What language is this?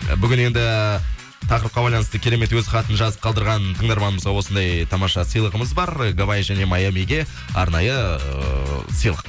Kazakh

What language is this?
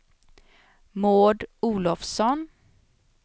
Swedish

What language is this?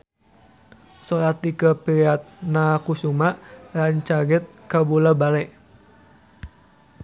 Sundanese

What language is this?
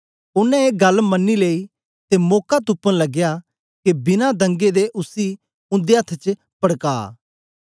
Dogri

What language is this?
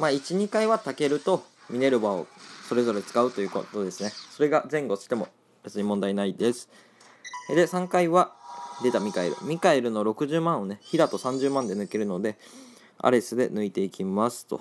Japanese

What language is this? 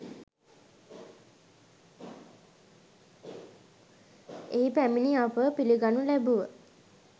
Sinhala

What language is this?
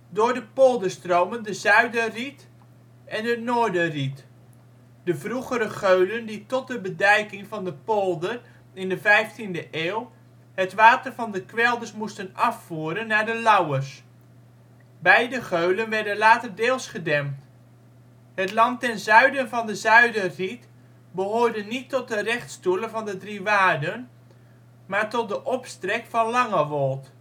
Dutch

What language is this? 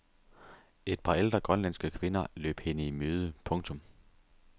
Danish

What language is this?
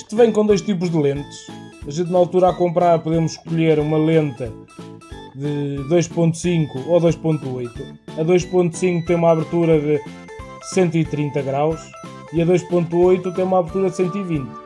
Portuguese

